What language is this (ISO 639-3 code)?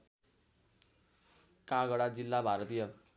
nep